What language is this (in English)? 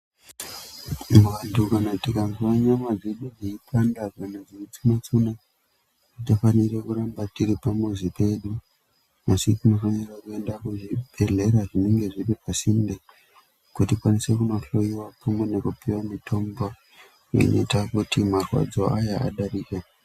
Ndau